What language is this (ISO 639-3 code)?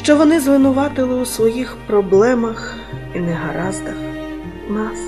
ukr